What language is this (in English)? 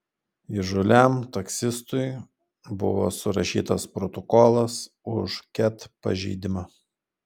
Lithuanian